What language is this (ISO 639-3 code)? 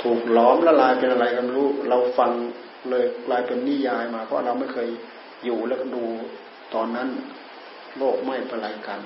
tha